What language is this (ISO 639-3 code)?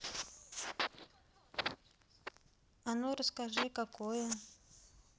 rus